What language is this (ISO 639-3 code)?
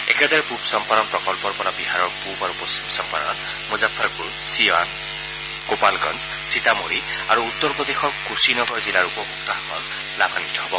asm